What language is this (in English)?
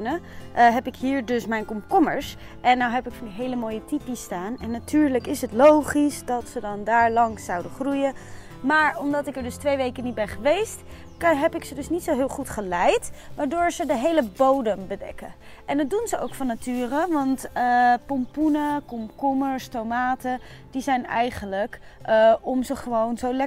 Dutch